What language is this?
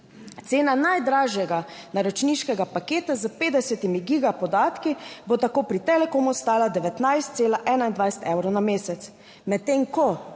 Slovenian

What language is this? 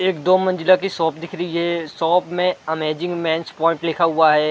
Hindi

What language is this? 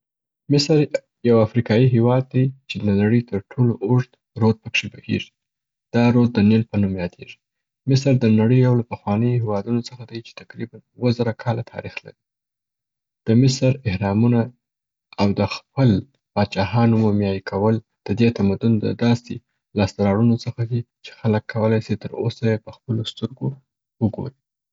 Southern Pashto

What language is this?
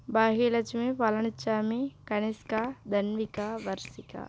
Tamil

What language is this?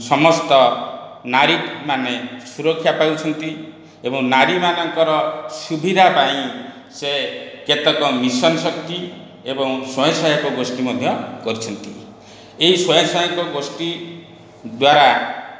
Odia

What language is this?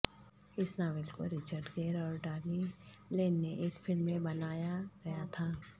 Urdu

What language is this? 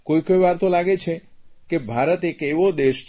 Gujarati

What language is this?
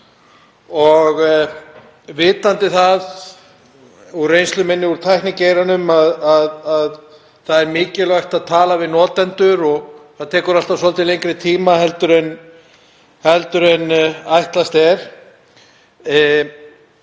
Icelandic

